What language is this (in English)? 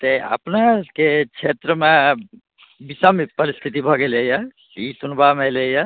Maithili